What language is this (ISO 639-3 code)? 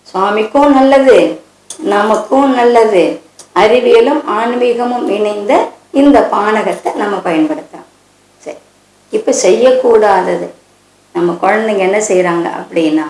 jpn